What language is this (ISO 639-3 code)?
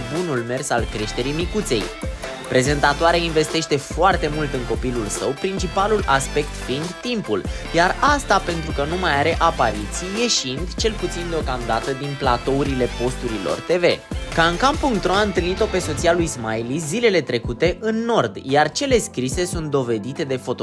ron